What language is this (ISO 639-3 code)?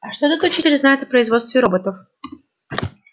rus